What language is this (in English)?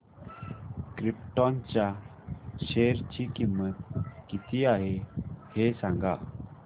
Marathi